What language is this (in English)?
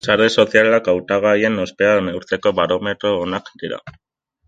Basque